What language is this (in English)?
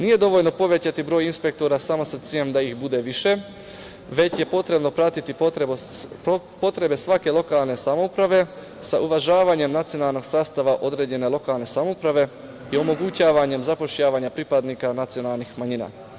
Serbian